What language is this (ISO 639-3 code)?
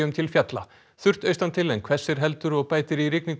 isl